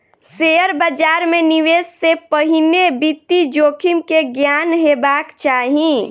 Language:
Maithili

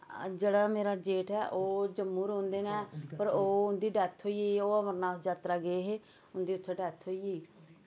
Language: Dogri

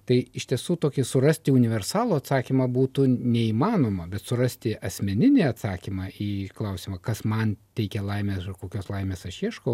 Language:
Lithuanian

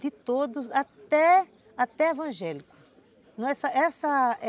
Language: Portuguese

